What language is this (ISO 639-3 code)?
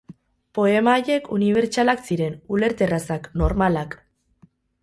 eus